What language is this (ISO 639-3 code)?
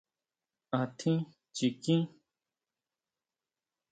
mau